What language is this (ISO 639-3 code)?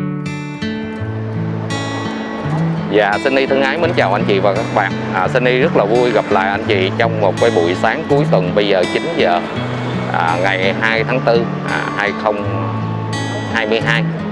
vie